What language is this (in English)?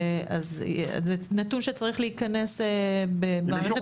Hebrew